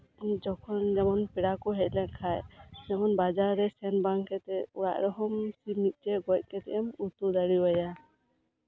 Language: Santali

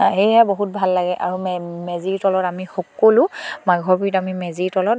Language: Assamese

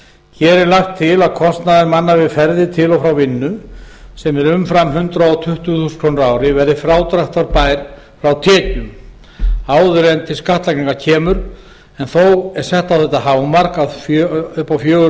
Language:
Icelandic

